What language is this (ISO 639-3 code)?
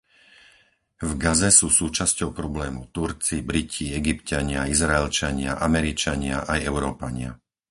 slk